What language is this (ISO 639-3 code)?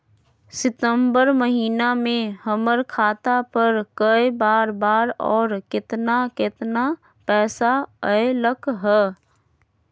mag